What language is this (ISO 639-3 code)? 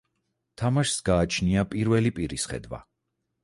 kat